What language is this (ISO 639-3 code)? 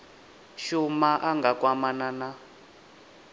ven